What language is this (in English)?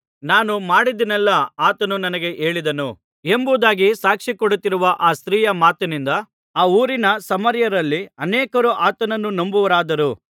Kannada